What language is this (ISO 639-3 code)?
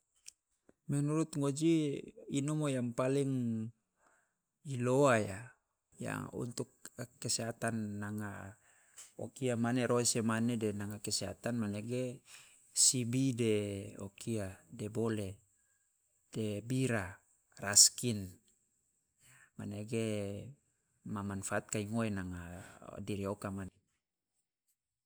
loa